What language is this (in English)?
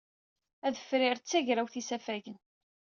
Kabyle